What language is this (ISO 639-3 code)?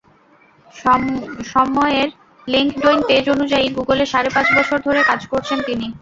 ben